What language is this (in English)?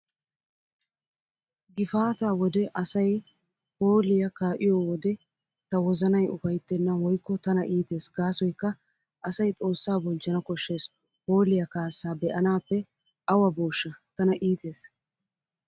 Wolaytta